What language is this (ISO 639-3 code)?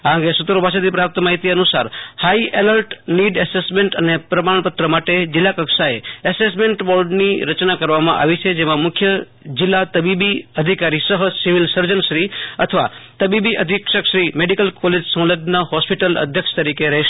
guj